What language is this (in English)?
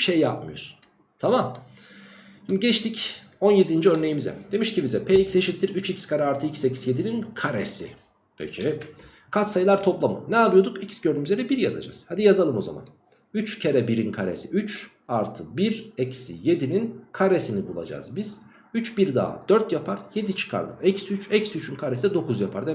Turkish